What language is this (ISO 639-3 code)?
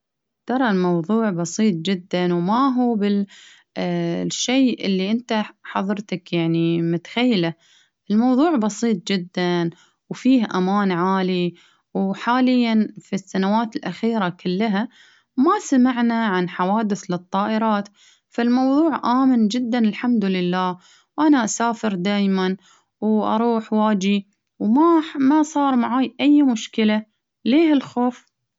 abv